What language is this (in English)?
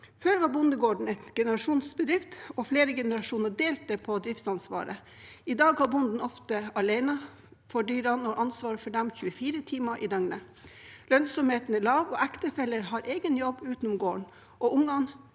Norwegian